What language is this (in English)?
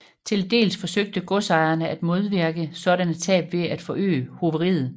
Danish